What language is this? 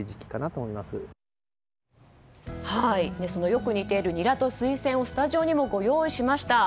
Japanese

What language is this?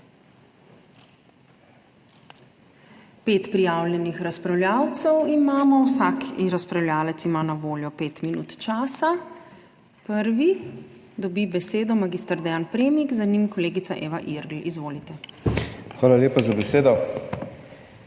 Slovenian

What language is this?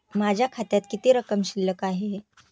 Marathi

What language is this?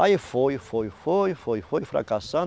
Portuguese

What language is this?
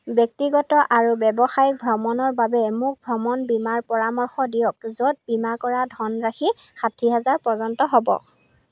Assamese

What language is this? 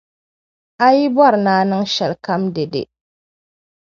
Dagbani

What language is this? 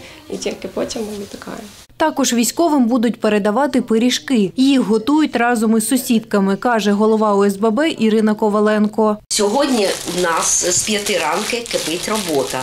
Ukrainian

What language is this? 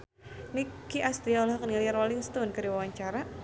Sundanese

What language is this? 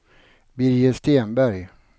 Swedish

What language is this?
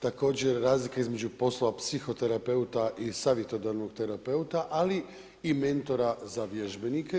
Croatian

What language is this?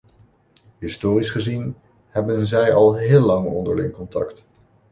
Dutch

